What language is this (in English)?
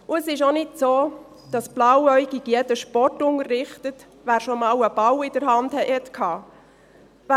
Swiss German